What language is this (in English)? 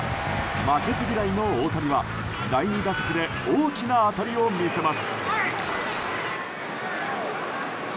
Japanese